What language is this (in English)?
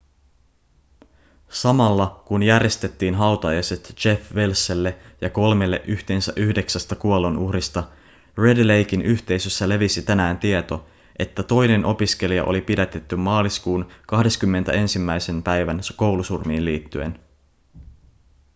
Finnish